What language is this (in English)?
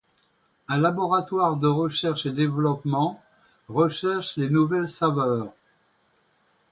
French